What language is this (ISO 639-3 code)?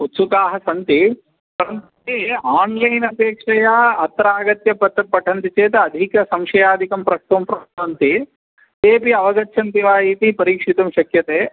san